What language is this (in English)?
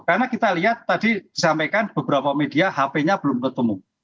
Indonesian